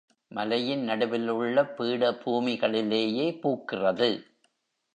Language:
Tamil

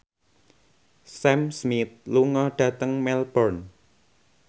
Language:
Javanese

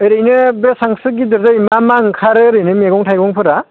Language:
Bodo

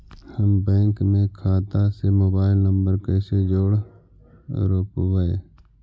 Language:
Magahi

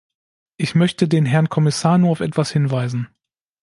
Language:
German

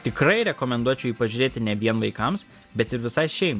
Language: Lithuanian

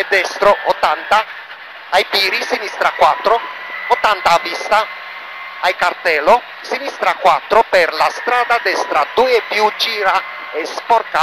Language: Italian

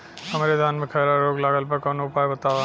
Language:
Bhojpuri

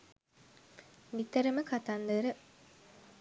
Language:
Sinhala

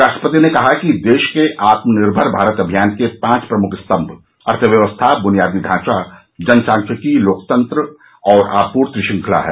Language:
Hindi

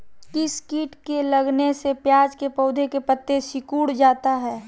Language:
Magahi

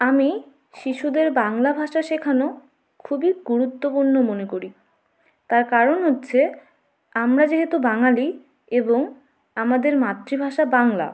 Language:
Bangla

